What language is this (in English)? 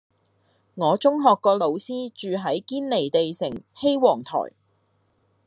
Cantonese